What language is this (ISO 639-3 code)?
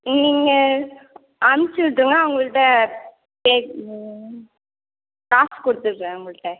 tam